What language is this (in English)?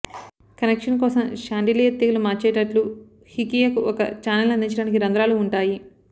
Telugu